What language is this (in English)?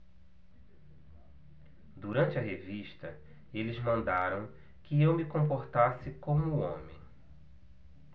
Portuguese